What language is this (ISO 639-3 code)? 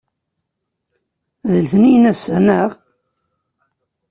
kab